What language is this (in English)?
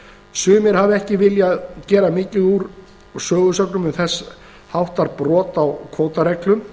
Icelandic